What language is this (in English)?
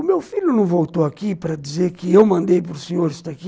Portuguese